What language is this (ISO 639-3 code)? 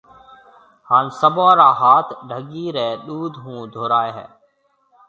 mve